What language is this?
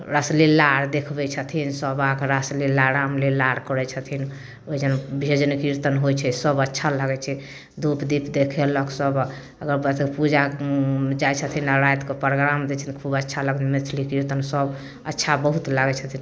Maithili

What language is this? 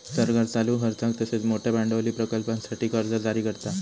Marathi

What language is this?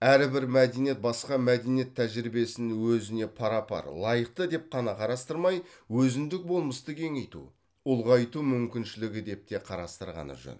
Kazakh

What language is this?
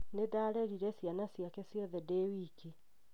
Kikuyu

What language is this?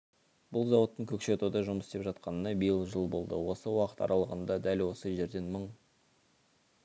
Kazakh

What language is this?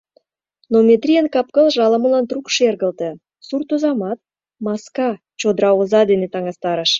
Mari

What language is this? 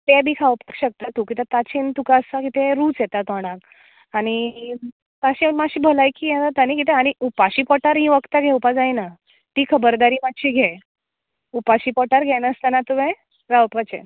Konkani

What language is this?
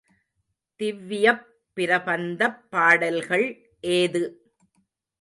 Tamil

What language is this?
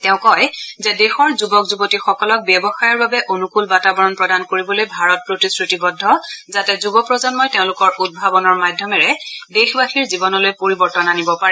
Assamese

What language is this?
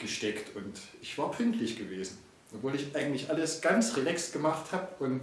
German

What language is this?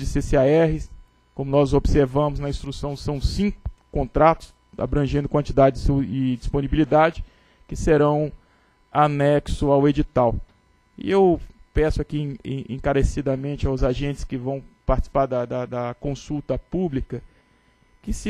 Portuguese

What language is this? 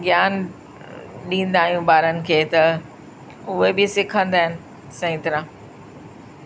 Sindhi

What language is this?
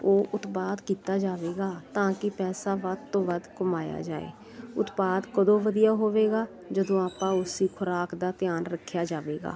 Punjabi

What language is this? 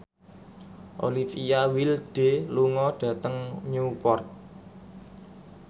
Javanese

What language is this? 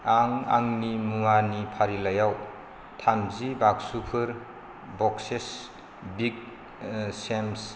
Bodo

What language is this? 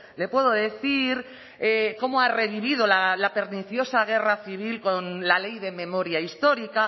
Spanish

